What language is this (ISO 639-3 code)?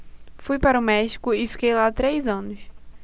por